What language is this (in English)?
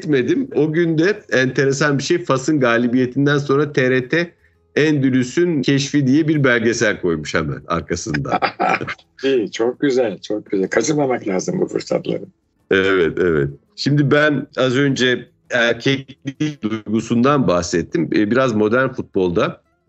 Turkish